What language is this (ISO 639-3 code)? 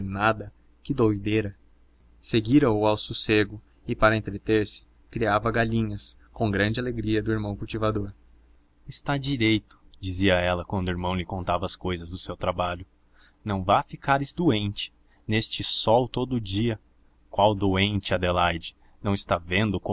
por